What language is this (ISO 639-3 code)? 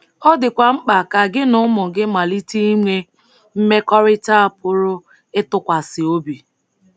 ibo